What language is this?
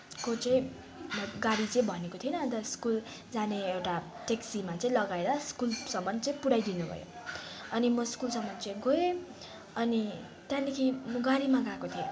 Nepali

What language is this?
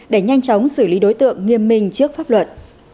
Vietnamese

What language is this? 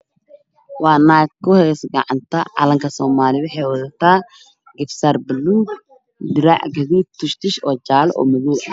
Somali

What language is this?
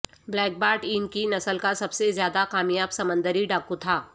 Urdu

